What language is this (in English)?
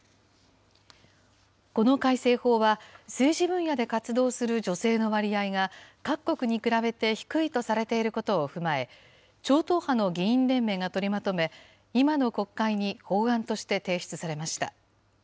Japanese